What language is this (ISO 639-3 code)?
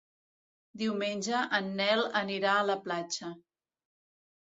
cat